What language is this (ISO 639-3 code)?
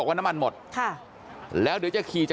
tha